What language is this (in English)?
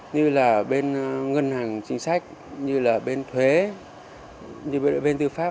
Vietnamese